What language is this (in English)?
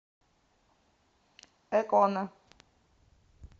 Russian